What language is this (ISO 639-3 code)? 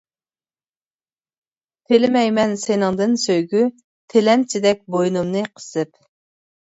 uig